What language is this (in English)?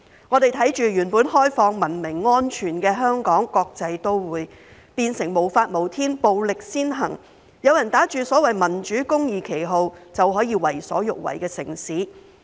Cantonese